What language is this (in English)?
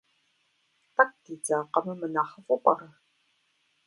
Kabardian